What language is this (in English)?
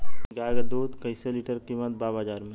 Bhojpuri